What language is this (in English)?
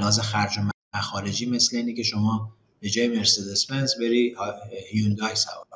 Persian